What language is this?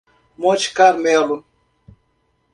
Portuguese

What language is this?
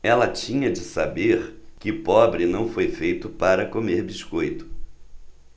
Portuguese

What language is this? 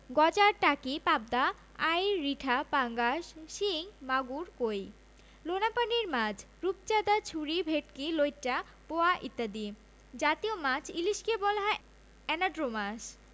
Bangla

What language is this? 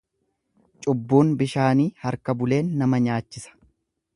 Oromo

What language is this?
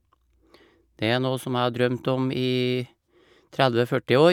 Norwegian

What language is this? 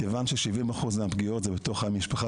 Hebrew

